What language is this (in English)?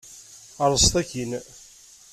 Kabyle